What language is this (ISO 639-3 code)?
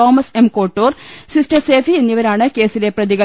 mal